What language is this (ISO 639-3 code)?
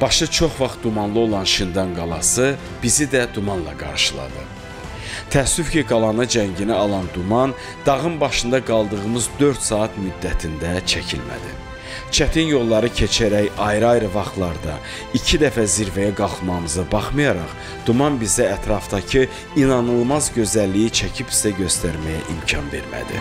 tur